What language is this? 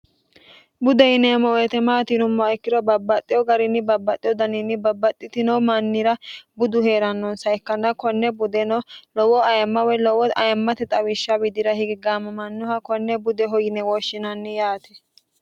Sidamo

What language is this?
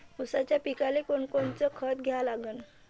Marathi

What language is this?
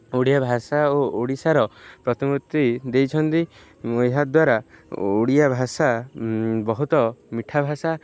Odia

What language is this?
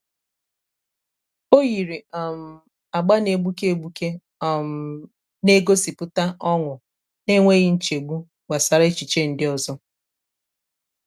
Igbo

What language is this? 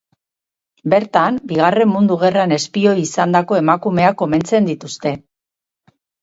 Basque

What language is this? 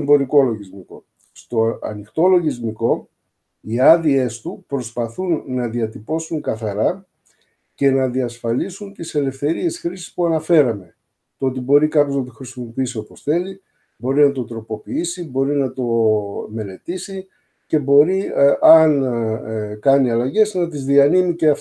Greek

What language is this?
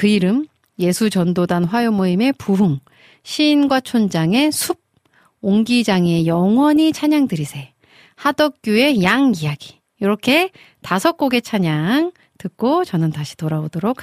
Korean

